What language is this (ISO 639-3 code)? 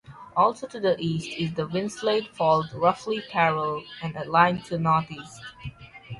eng